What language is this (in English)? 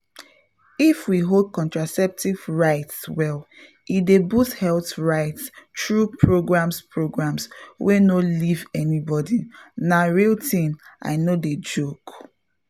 Nigerian Pidgin